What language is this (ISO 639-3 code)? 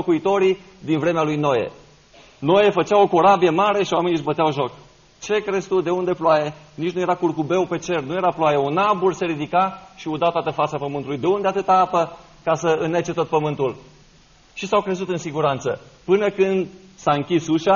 ron